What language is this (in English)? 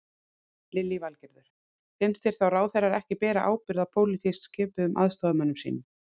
Icelandic